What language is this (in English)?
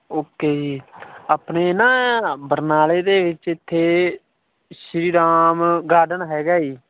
Punjabi